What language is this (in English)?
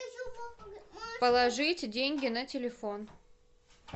Russian